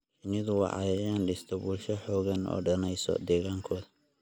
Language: Somali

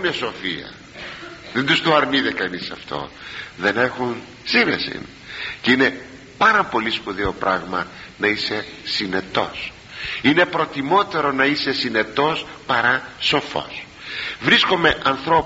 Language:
Greek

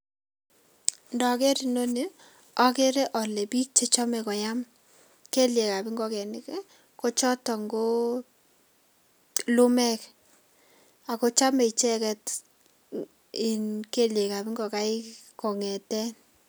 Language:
Kalenjin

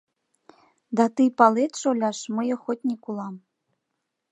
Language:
Mari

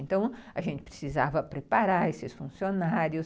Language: Portuguese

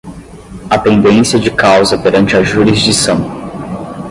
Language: Portuguese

